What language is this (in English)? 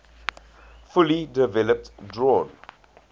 English